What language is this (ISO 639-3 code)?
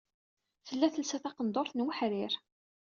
kab